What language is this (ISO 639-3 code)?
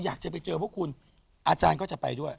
tha